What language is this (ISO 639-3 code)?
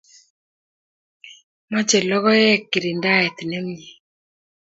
kln